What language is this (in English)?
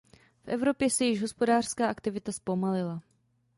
Czech